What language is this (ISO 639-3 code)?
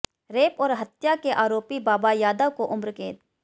hin